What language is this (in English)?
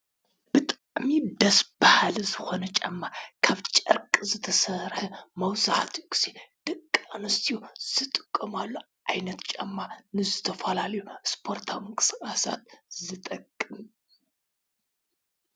Tigrinya